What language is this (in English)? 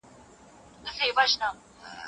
Pashto